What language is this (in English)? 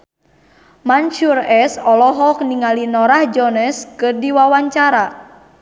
Sundanese